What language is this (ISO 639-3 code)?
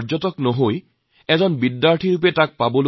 asm